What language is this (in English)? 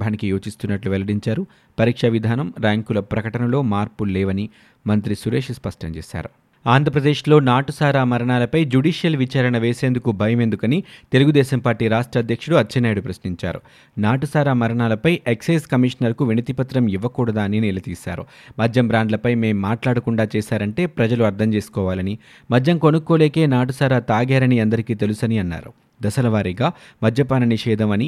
Telugu